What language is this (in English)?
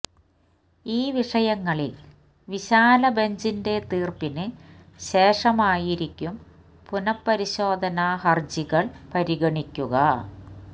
Malayalam